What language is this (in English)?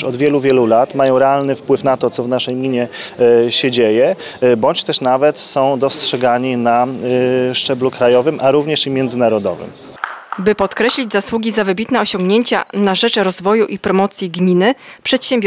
Polish